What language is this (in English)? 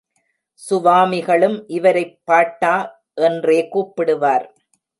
Tamil